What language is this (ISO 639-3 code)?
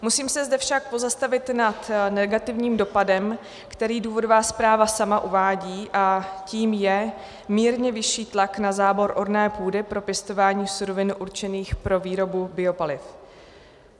ces